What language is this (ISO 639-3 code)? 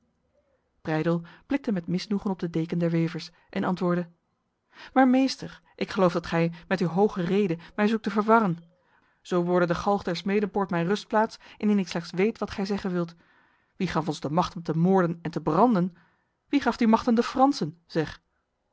nld